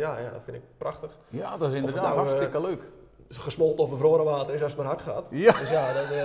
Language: Dutch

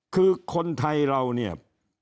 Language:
Thai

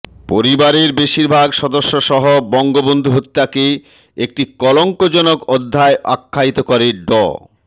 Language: Bangla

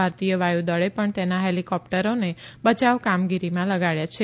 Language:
Gujarati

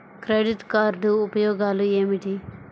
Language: Telugu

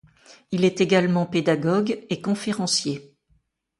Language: French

